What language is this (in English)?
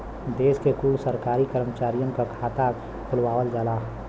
Bhojpuri